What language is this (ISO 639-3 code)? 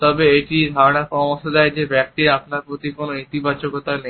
ben